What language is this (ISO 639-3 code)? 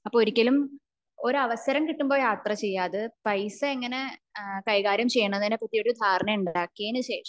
mal